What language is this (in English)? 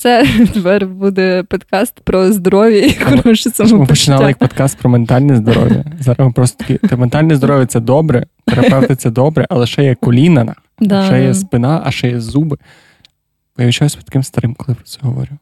Ukrainian